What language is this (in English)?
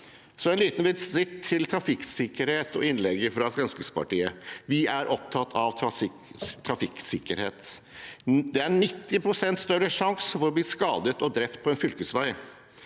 Norwegian